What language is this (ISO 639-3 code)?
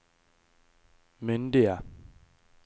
nor